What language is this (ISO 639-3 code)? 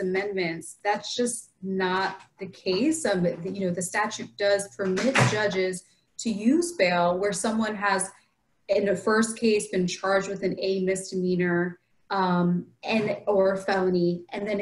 eng